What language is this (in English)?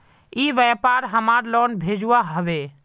Magahi